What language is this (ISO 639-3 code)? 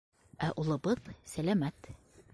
bak